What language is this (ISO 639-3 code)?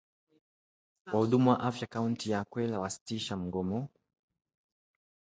swa